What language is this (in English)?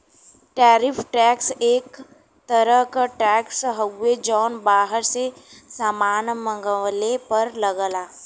Bhojpuri